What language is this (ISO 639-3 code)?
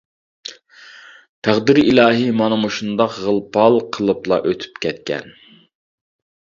uig